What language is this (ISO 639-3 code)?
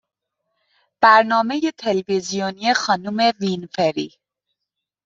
fas